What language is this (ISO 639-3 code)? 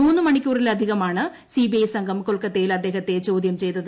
mal